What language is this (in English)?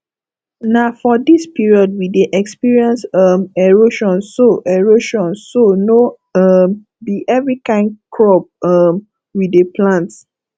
Nigerian Pidgin